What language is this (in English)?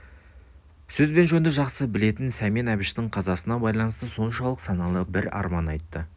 Kazakh